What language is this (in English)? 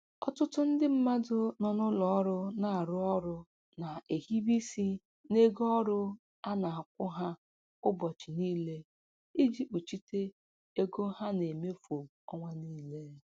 Igbo